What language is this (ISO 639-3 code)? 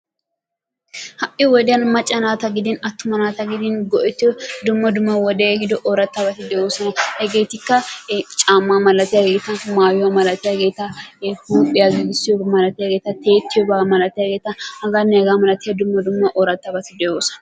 wal